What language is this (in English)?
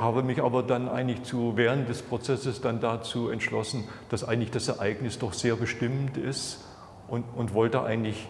German